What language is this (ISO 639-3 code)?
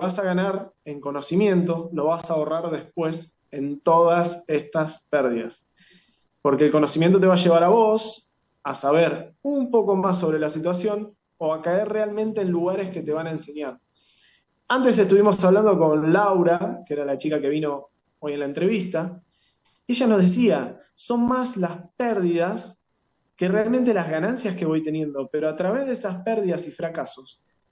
spa